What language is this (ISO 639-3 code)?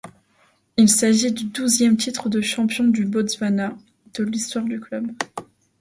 fra